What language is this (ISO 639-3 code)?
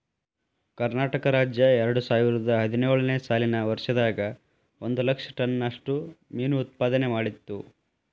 kan